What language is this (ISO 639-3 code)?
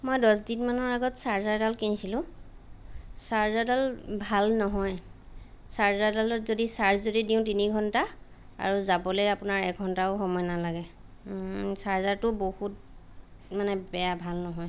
asm